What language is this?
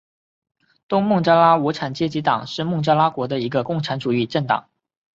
Chinese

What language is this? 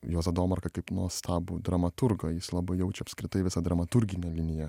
Lithuanian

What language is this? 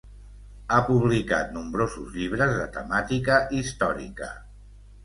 Catalan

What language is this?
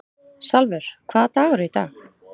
Icelandic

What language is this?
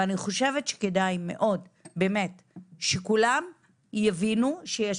Hebrew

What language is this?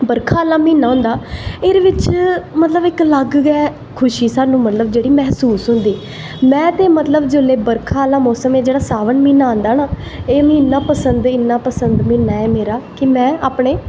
Dogri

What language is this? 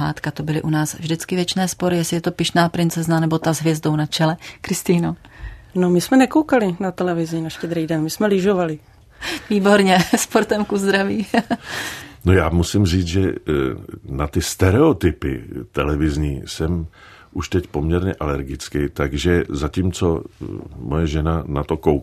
Czech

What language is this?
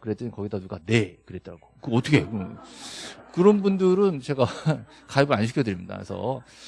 Korean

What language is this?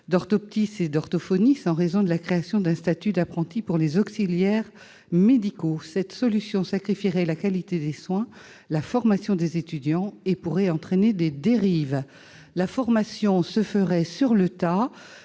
French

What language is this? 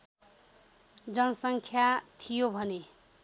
Nepali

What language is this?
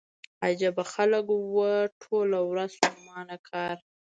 Pashto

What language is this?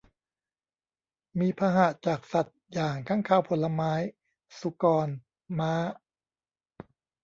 Thai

